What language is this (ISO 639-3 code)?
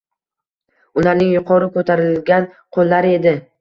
uzb